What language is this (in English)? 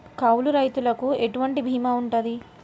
Telugu